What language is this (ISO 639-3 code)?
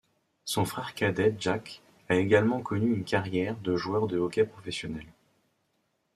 fra